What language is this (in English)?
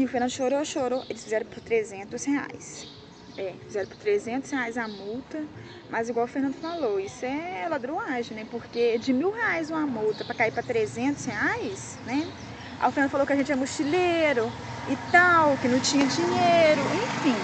Portuguese